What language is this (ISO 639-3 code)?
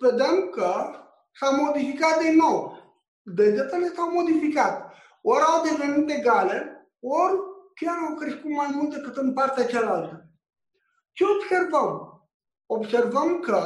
ron